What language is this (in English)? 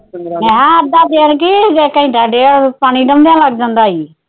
Punjabi